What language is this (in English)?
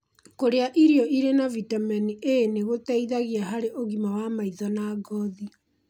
Kikuyu